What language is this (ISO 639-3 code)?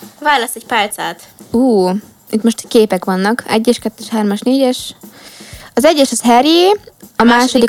hun